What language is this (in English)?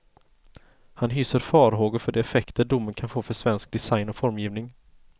Swedish